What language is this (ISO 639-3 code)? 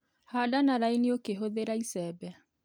kik